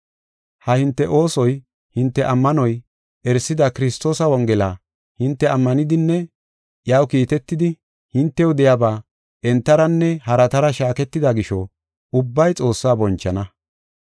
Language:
Gofa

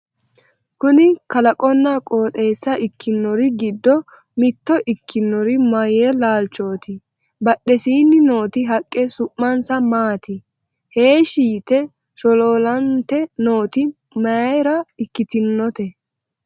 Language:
Sidamo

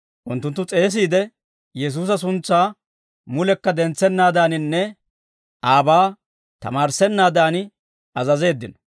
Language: Dawro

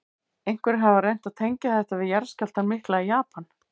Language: Icelandic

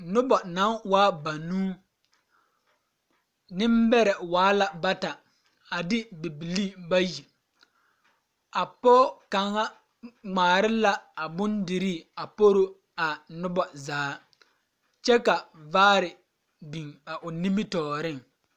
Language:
Southern Dagaare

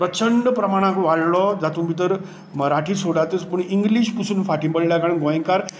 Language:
Konkani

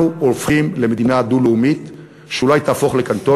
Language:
Hebrew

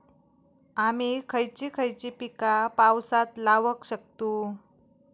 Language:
Marathi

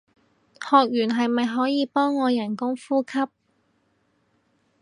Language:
Cantonese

